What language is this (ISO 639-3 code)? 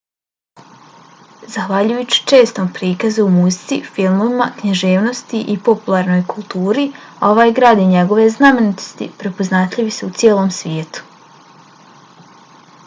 bos